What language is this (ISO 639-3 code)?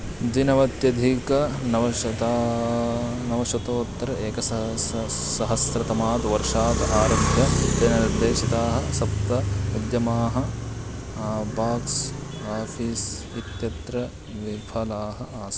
san